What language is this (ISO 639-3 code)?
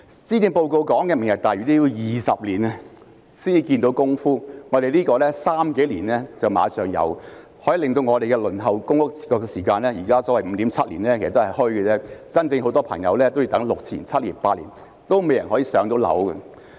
yue